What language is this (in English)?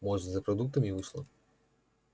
Russian